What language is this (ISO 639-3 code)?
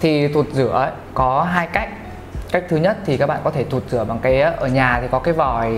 vie